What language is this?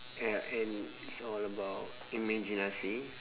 English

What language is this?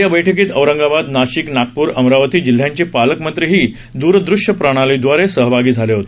Marathi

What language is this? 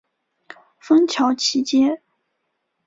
Chinese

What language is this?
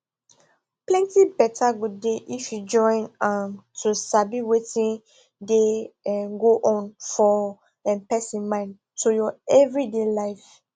Nigerian Pidgin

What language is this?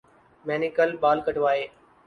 Urdu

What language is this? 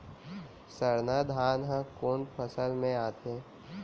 Chhattisgarhi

